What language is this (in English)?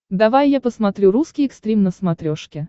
Russian